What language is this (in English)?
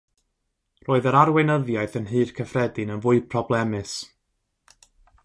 Welsh